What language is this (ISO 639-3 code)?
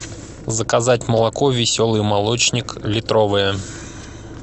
rus